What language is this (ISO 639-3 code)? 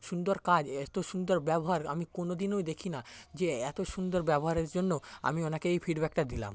ben